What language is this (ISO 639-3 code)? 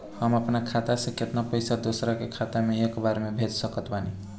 bho